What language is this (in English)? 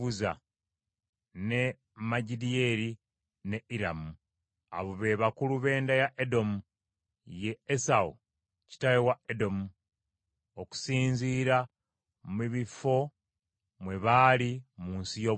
Ganda